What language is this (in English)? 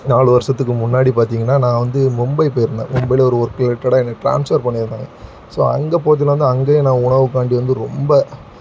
Tamil